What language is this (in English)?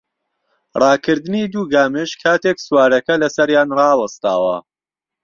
Central Kurdish